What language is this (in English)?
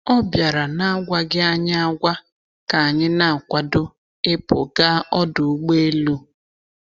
Igbo